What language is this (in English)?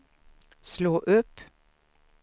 Swedish